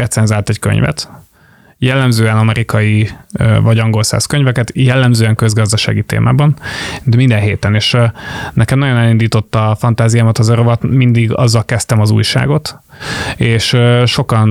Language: Hungarian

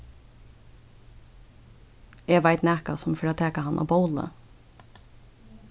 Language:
Faroese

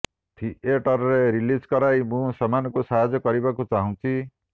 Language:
Odia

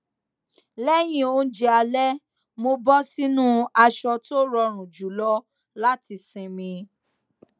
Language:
Yoruba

